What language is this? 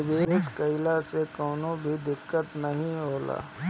Bhojpuri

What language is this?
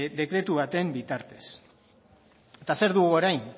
Basque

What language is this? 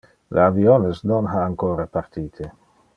Interlingua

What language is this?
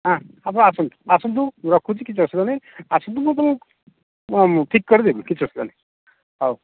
Odia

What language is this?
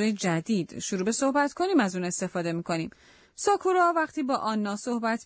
Persian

